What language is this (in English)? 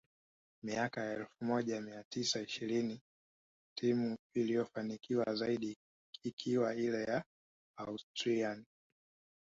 Swahili